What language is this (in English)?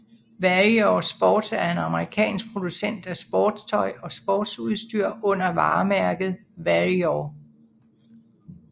Danish